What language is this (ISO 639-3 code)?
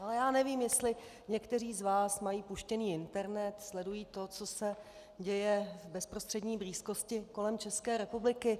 ces